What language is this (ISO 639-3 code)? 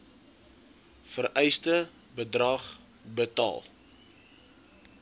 afr